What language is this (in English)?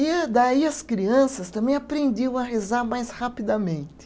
Portuguese